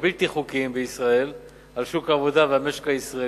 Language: Hebrew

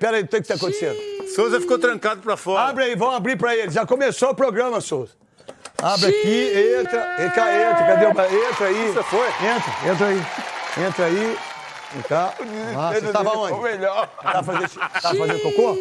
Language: Portuguese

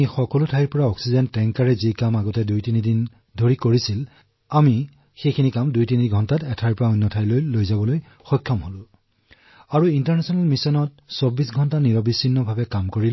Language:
Assamese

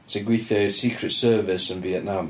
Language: Welsh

